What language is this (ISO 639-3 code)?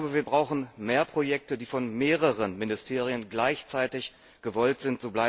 deu